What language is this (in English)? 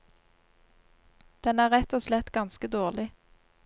Norwegian